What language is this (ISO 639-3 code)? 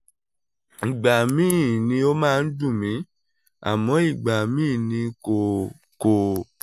yor